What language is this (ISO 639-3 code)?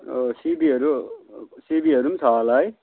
nep